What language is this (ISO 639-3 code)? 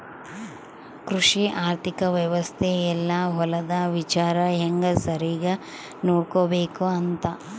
kan